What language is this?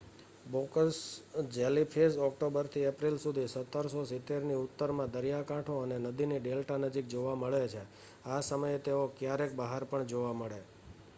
Gujarati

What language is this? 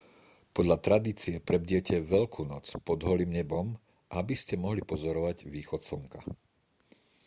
Slovak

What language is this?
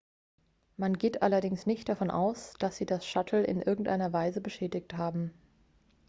German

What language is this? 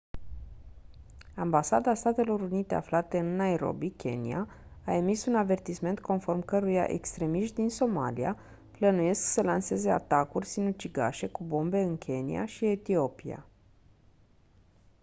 Romanian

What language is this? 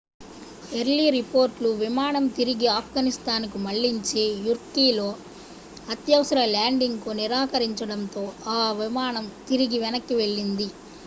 Telugu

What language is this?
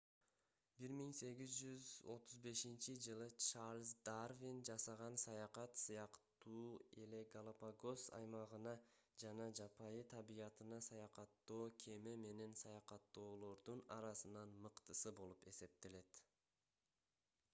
Kyrgyz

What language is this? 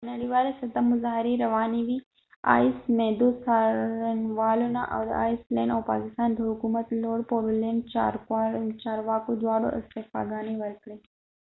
Pashto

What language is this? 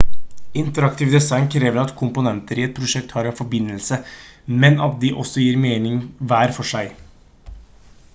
Norwegian Bokmål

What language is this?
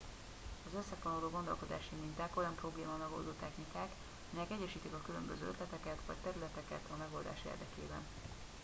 Hungarian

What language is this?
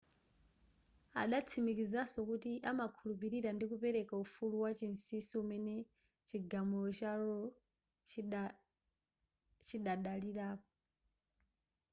Nyanja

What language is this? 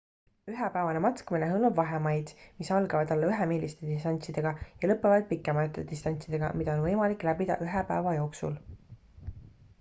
Estonian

